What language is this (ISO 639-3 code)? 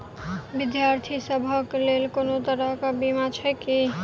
mai